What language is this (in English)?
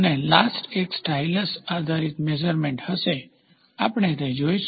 Gujarati